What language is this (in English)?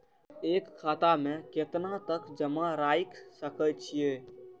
Maithili